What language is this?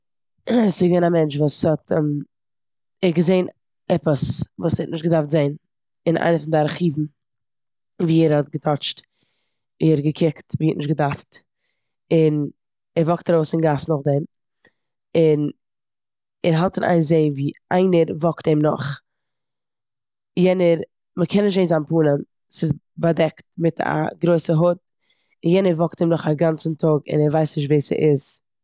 Yiddish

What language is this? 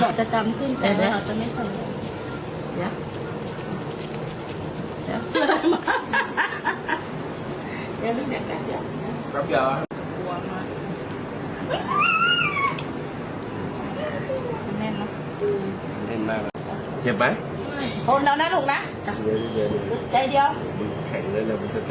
Thai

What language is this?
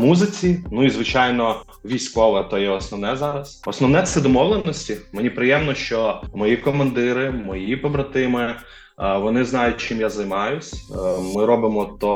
Ukrainian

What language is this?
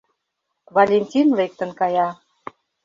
Mari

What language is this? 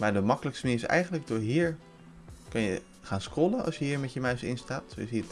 Dutch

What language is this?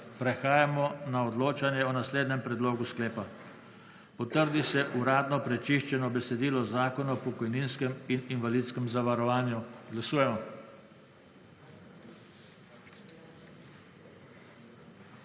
Slovenian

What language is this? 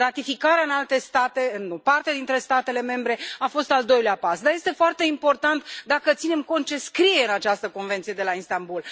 Romanian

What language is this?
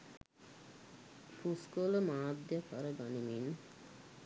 Sinhala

